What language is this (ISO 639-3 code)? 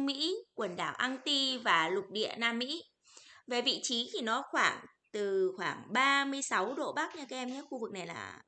vie